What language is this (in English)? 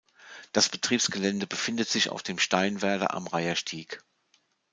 German